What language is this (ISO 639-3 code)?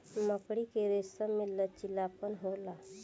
bho